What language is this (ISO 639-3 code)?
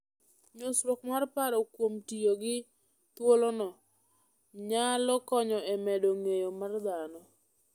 luo